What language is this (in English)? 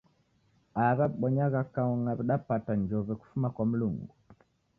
Taita